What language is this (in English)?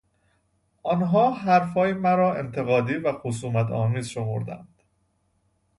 Persian